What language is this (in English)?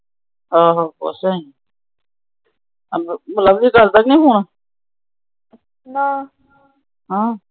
Punjabi